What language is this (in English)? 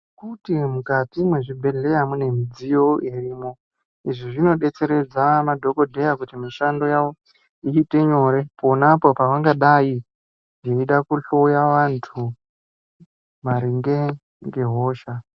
Ndau